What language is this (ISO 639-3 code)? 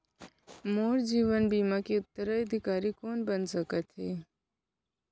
hne